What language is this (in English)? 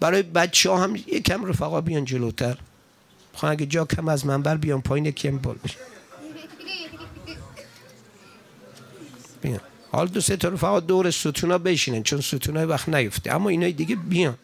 Persian